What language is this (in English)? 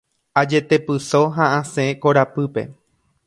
Guarani